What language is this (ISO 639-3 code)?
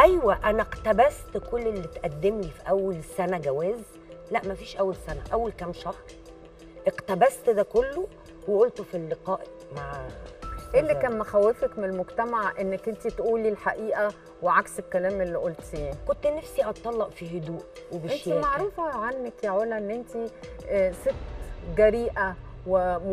ara